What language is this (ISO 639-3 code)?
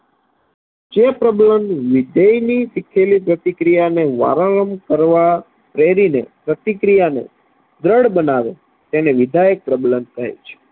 guj